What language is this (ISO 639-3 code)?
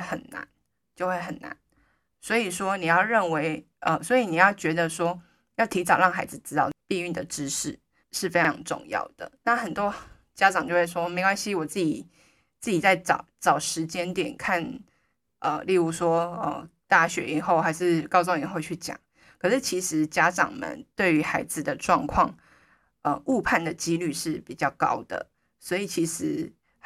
zho